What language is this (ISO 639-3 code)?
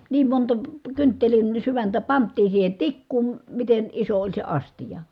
fin